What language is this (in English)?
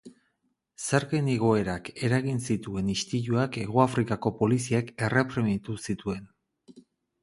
Basque